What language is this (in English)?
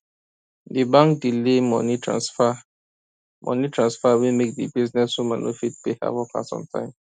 Nigerian Pidgin